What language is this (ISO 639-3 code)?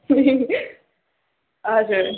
nep